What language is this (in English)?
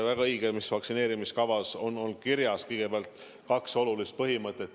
Estonian